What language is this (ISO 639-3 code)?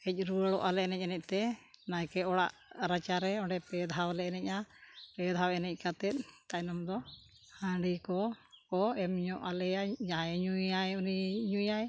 sat